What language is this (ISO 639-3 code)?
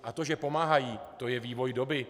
ces